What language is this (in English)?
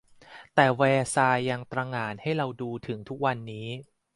Thai